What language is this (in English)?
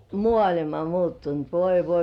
Finnish